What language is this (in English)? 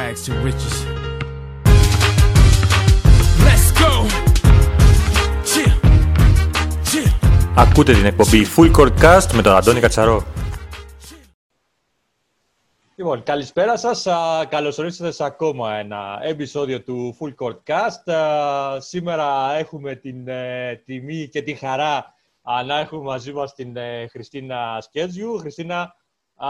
Greek